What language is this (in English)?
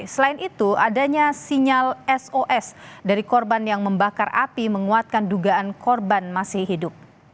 Indonesian